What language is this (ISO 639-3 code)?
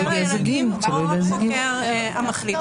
heb